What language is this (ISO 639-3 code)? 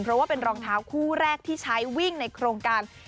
tha